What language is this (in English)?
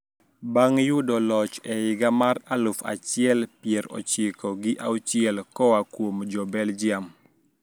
Luo (Kenya and Tanzania)